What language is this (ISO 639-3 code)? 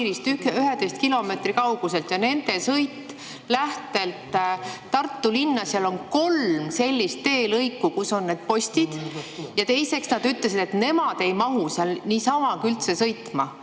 est